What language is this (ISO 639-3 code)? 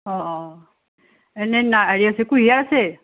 asm